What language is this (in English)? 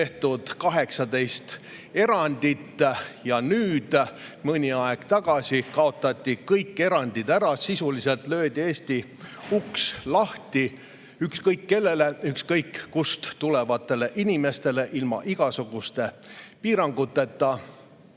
Estonian